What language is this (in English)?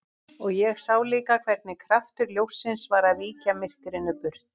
Icelandic